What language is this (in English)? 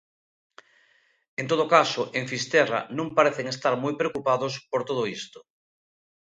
Galician